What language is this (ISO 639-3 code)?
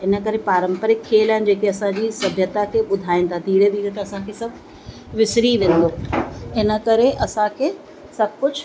snd